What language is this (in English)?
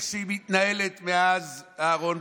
Hebrew